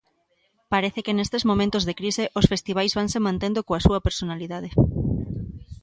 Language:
Galician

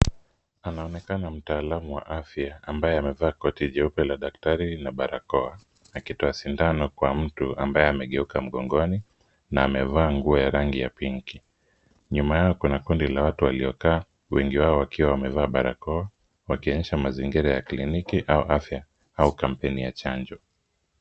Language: Swahili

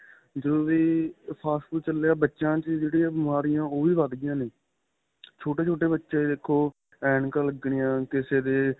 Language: Punjabi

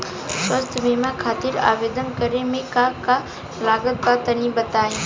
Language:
Bhojpuri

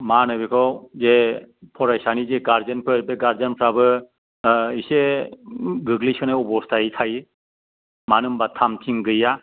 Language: Bodo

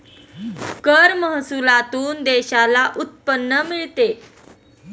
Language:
Marathi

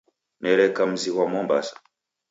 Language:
Taita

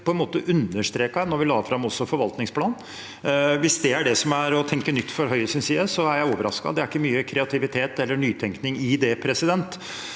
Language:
Norwegian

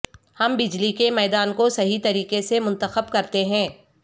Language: Urdu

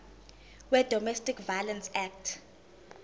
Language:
Zulu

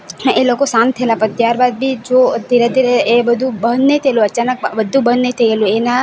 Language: Gujarati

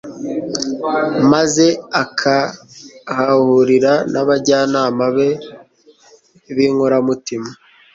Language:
Kinyarwanda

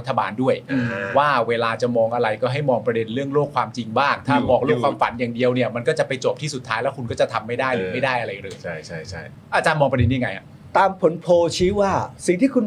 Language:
Thai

